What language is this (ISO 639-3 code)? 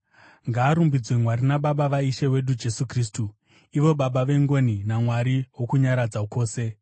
sna